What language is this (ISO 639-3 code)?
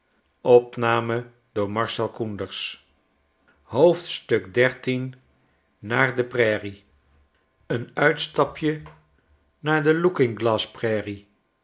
nld